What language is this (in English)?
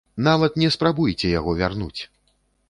Belarusian